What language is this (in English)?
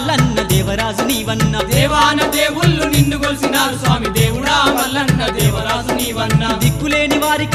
Arabic